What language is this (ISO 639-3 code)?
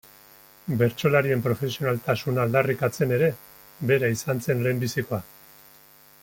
eus